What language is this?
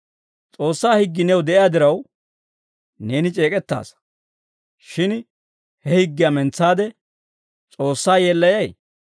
Dawro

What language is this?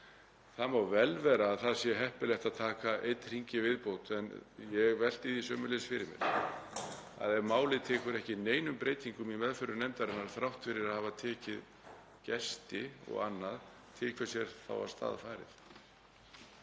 Icelandic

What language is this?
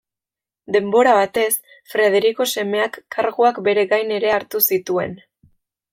Basque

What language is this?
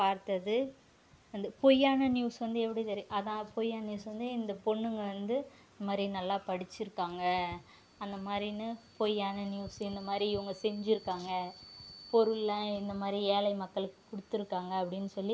Tamil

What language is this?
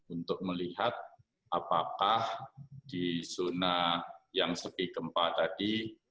Indonesian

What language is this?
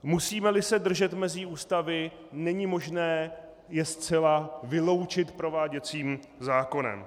Czech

